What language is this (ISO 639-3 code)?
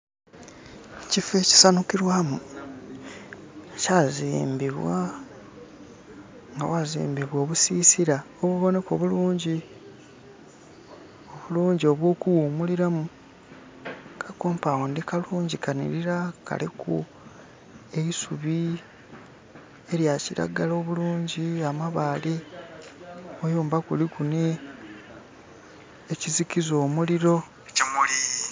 xog